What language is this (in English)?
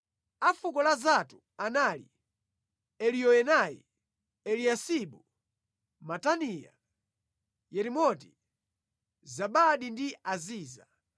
Nyanja